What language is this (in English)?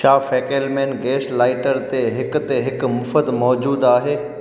Sindhi